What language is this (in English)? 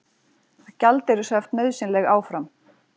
Icelandic